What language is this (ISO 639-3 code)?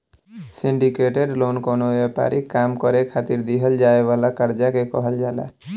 bho